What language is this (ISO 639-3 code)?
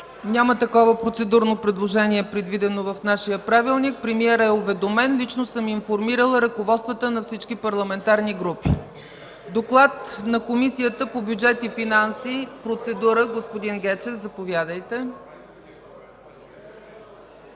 bul